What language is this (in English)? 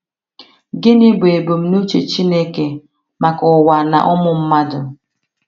Igbo